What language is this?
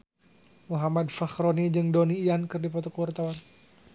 Sundanese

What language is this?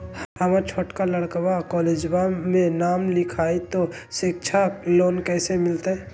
Magahi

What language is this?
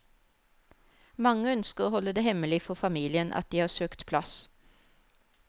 Norwegian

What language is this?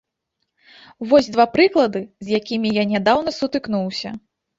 Belarusian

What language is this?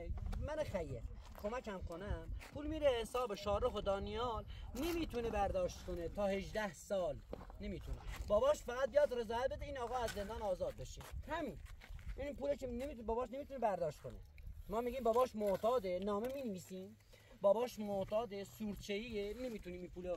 Persian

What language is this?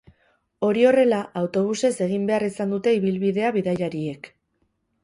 Basque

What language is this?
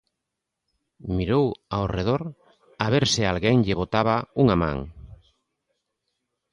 Galician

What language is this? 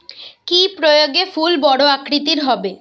Bangla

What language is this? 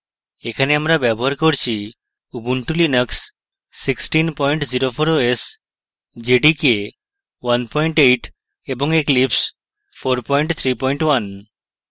Bangla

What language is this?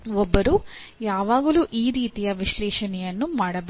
Kannada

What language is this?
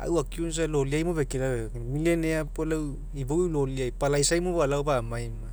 Mekeo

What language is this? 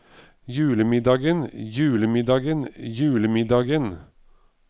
Norwegian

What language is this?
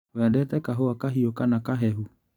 Kikuyu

